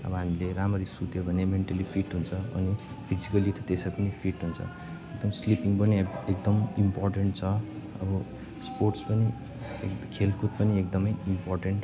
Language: Nepali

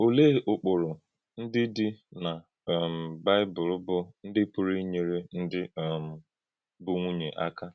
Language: Igbo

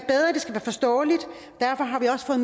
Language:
Danish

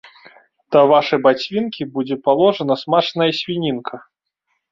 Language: Belarusian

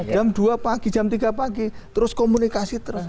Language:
Indonesian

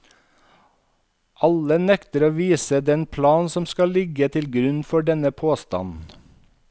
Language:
Norwegian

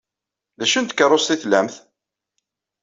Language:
Kabyle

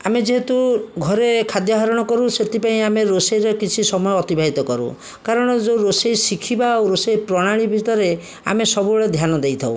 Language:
Odia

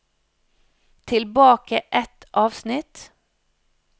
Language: Norwegian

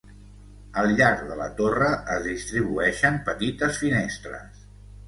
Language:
Catalan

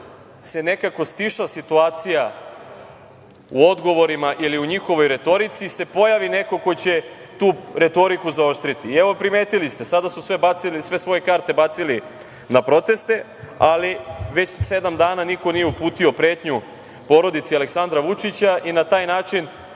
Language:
Serbian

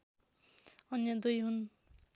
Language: Nepali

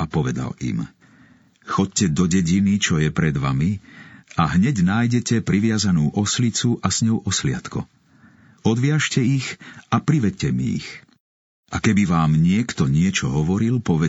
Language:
Slovak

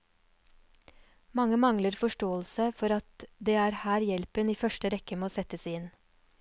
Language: Norwegian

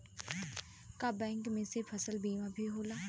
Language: Bhojpuri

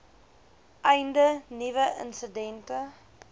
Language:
Afrikaans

